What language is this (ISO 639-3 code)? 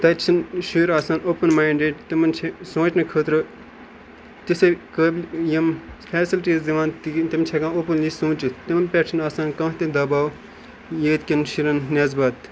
kas